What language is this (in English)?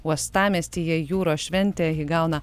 Lithuanian